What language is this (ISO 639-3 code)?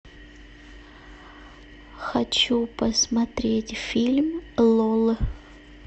rus